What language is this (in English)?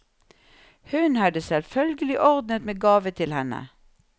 Norwegian